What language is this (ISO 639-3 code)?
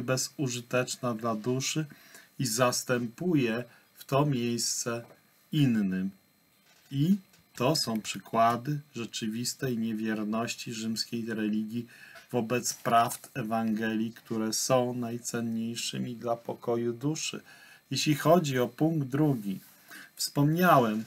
pol